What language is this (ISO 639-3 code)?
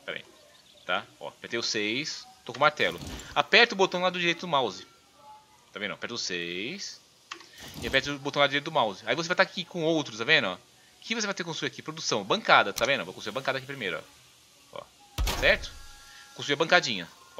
por